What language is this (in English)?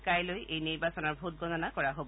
Assamese